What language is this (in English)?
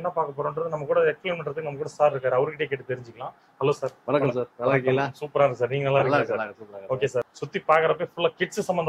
Tamil